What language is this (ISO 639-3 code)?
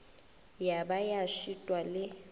nso